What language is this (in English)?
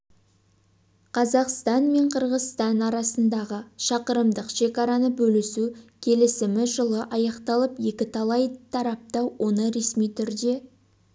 Kazakh